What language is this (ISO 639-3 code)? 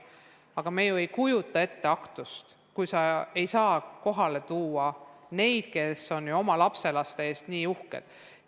est